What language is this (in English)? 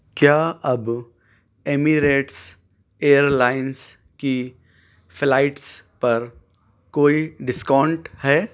Urdu